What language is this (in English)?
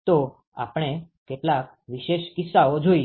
Gujarati